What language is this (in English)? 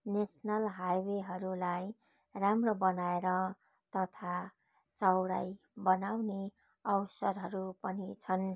Nepali